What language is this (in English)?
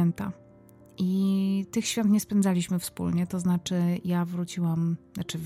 Polish